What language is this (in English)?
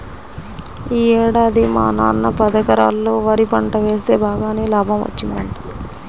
Telugu